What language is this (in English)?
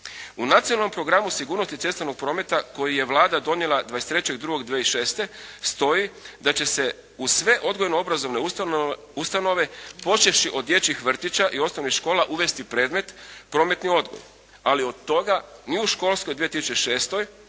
Croatian